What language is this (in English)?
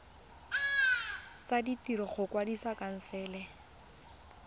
Tswana